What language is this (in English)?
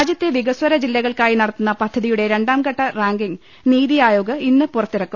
Malayalam